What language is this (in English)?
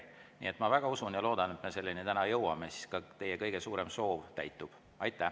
Estonian